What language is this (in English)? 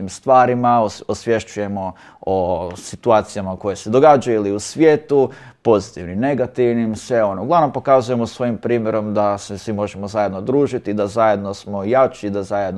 Croatian